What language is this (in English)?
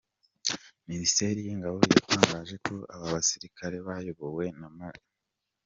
Kinyarwanda